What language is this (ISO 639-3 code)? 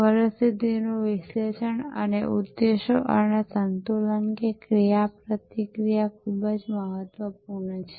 guj